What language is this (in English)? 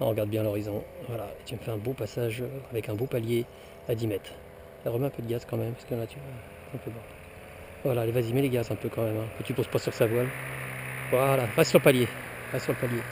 French